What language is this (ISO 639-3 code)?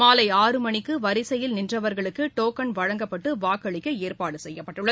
tam